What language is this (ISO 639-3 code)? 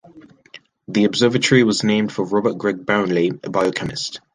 eng